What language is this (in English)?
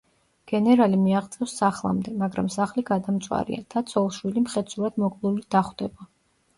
Georgian